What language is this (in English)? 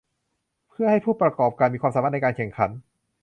Thai